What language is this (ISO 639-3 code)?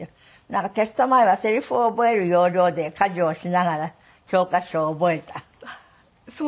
jpn